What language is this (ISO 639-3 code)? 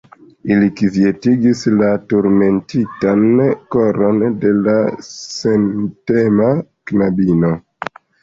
epo